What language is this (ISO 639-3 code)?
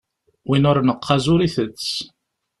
kab